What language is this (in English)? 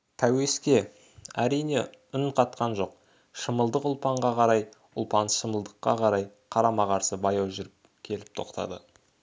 Kazakh